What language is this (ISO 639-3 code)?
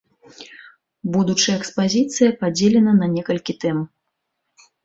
bel